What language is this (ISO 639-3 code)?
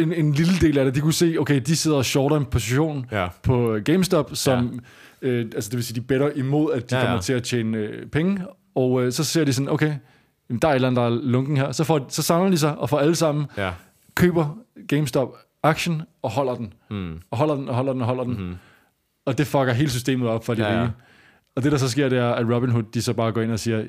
dan